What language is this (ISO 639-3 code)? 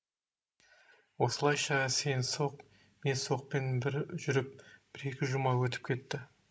kaz